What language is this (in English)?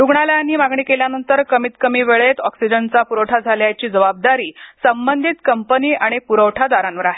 Marathi